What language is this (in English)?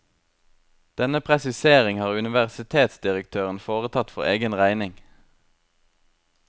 Norwegian